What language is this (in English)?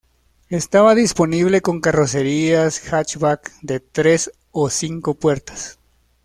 Spanish